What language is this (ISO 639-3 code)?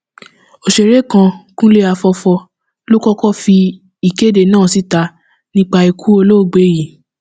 yor